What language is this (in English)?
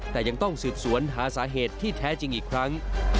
Thai